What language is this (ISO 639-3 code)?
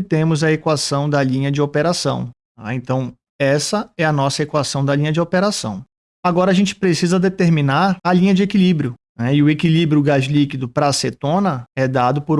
por